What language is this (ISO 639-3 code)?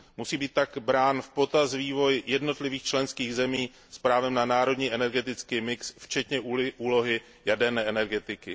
ces